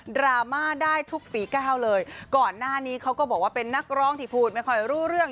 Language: Thai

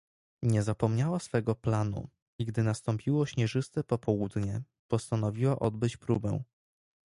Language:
Polish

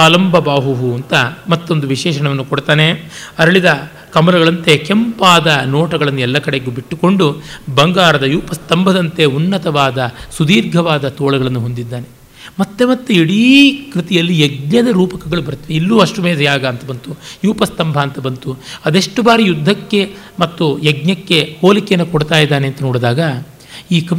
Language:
Kannada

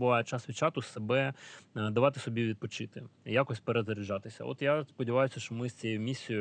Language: Ukrainian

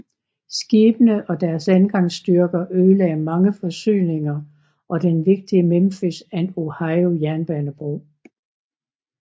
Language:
Danish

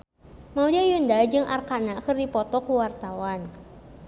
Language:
Sundanese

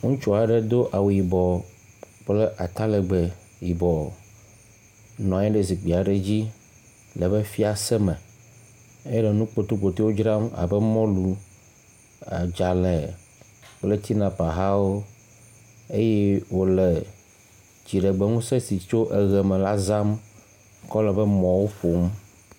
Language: Ewe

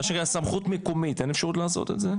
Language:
Hebrew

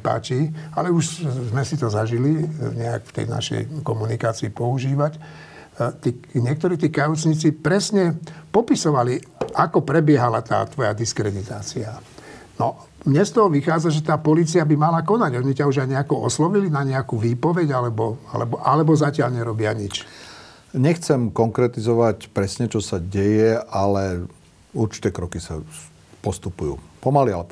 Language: Slovak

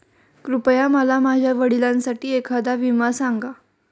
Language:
Marathi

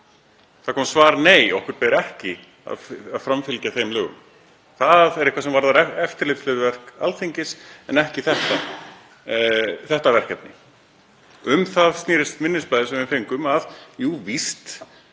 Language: Icelandic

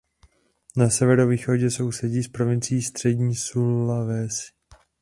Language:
Czech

